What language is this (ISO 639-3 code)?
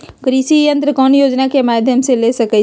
mag